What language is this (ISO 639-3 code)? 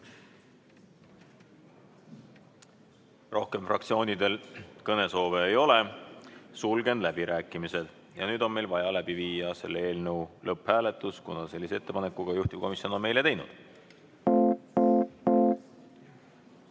est